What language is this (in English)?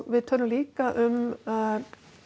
Icelandic